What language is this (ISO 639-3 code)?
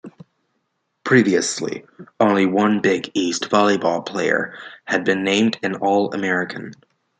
eng